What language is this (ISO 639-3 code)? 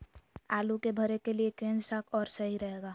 mag